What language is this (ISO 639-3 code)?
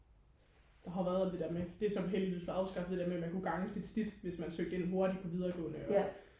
dan